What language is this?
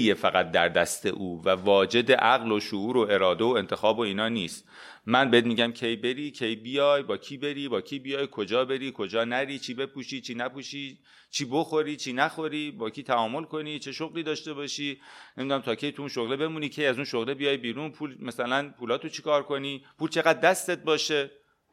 Persian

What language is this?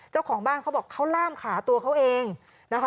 Thai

